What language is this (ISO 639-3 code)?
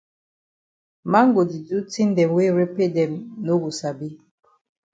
wes